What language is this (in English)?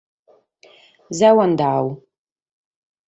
Sardinian